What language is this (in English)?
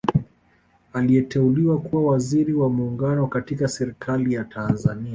Swahili